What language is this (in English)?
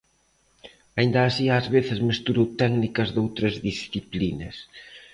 Galician